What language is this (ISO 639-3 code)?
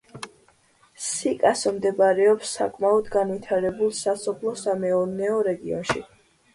kat